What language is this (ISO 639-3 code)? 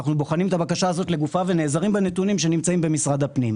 heb